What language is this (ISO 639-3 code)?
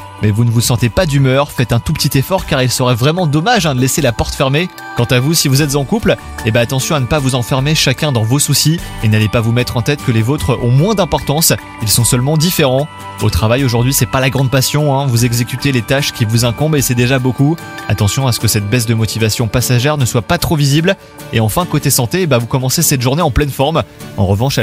fra